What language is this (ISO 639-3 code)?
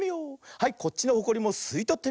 jpn